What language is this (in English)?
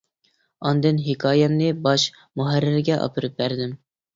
Uyghur